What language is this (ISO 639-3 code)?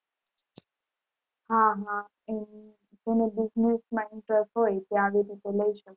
guj